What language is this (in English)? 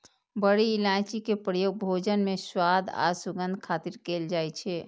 Maithili